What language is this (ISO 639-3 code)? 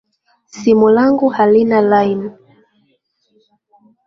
swa